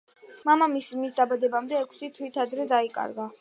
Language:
Georgian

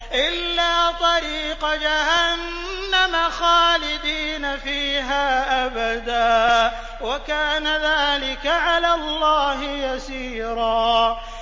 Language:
Arabic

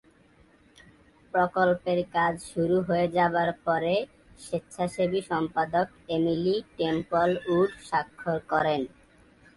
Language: Bangla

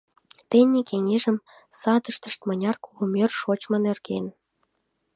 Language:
Mari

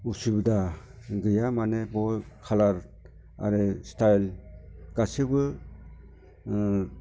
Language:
Bodo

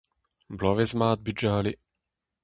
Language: Breton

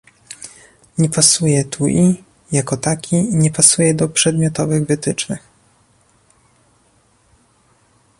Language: Polish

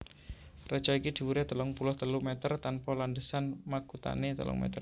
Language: Javanese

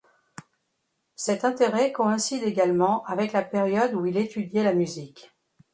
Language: French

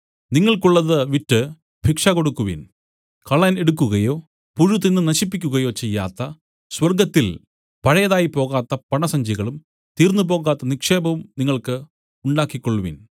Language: Malayalam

